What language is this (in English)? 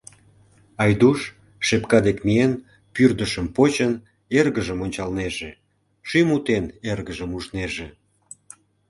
Mari